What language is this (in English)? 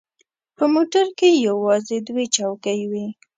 Pashto